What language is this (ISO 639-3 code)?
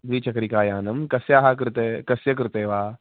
san